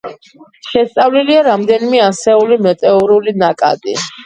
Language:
Georgian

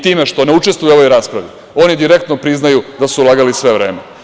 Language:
Serbian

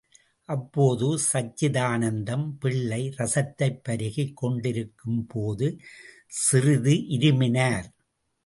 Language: Tamil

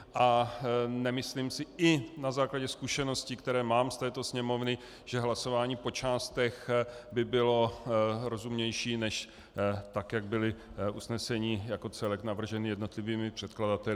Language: Czech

